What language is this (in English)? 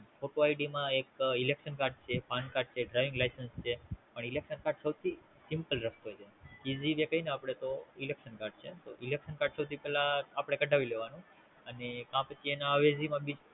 Gujarati